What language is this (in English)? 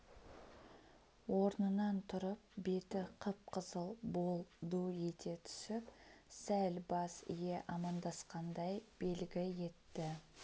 Kazakh